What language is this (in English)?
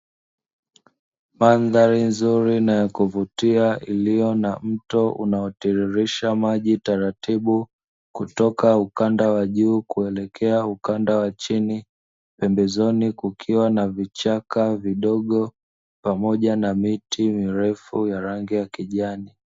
Swahili